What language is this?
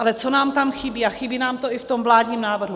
Czech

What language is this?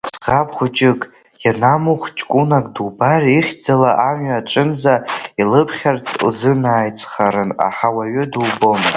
Abkhazian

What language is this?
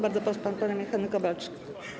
Polish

